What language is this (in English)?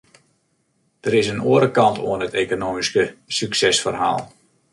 Western Frisian